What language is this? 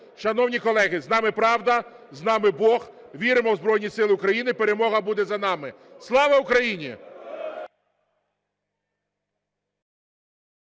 Ukrainian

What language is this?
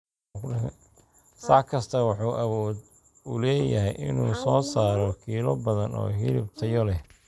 Somali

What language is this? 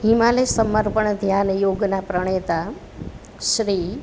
Gujarati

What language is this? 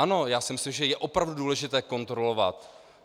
Czech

